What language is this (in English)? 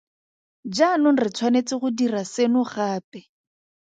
Tswana